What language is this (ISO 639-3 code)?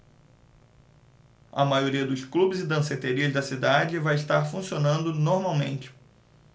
por